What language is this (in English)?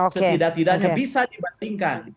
Indonesian